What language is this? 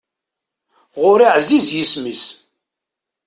Kabyle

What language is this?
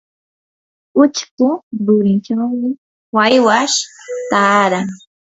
Yanahuanca Pasco Quechua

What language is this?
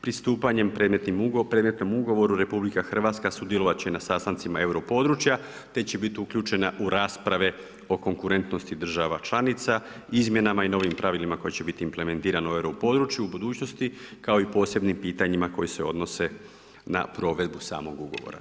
Croatian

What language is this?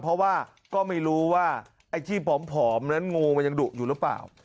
Thai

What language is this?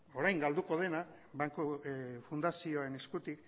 Basque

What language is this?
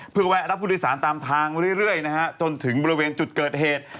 Thai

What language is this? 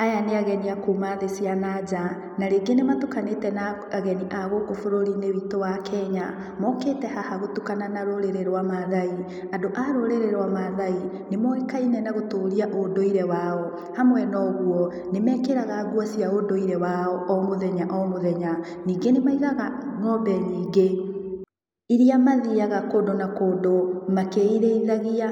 Kikuyu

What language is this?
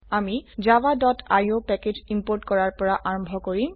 Assamese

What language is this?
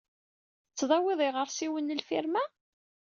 Kabyle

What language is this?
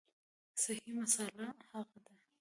Pashto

